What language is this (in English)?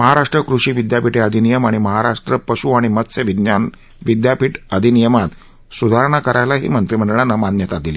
Marathi